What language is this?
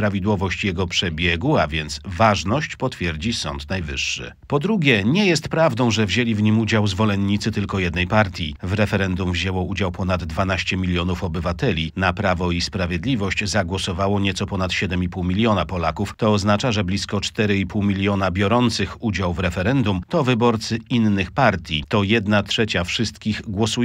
Polish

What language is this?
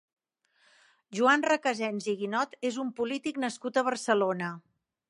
Catalan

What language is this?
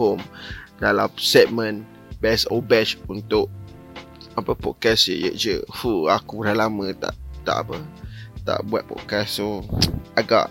Malay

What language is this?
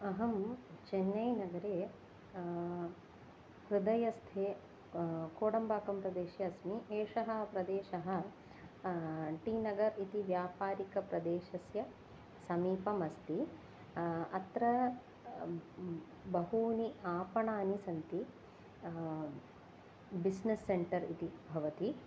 Sanskrit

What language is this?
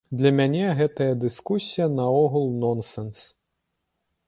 Belarusian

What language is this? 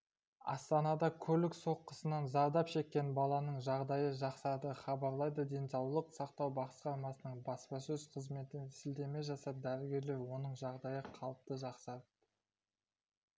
Kazakh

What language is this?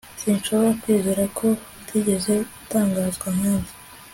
Kinyarwanda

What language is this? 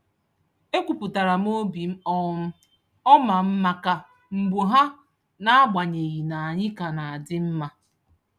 Igbo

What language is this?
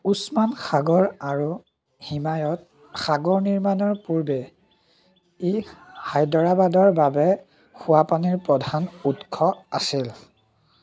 Assamese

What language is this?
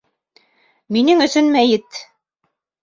Bashkir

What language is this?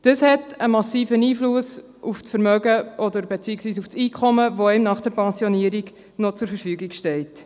Swiss German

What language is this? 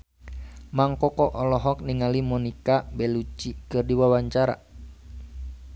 Sundanese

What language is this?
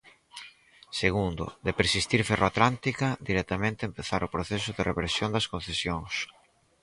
Galician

